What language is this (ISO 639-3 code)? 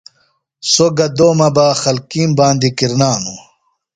phl